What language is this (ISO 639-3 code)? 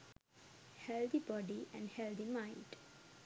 sin